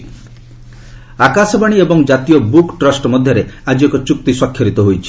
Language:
Odia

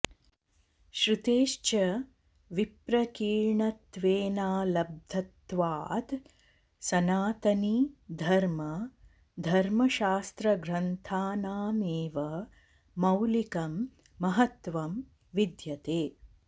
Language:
Sanskrit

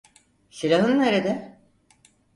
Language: Turkish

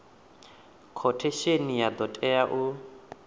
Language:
Venda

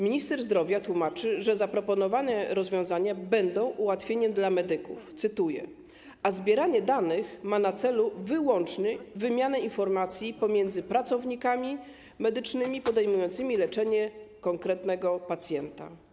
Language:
Polish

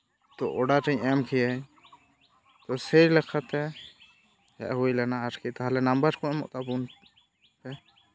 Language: Santali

